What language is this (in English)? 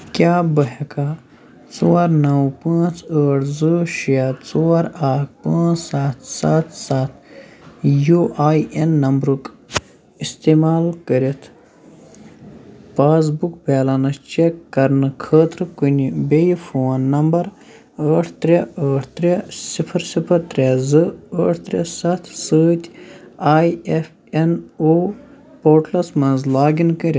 Kashmiri